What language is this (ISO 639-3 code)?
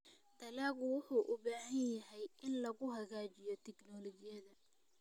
som